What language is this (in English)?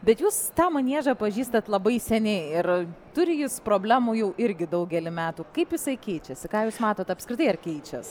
Lithuanian